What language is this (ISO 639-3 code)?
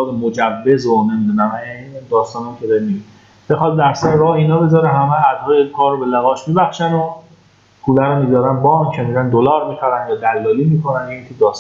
fas